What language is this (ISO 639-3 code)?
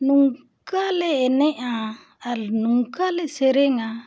sat